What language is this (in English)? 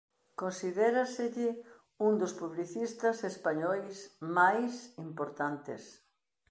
Galician